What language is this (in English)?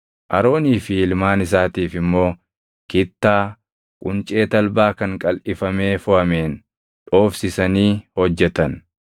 Oromo